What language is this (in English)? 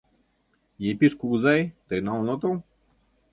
Mari